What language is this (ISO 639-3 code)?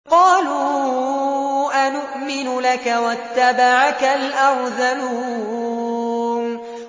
ara